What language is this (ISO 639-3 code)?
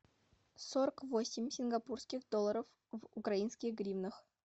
rus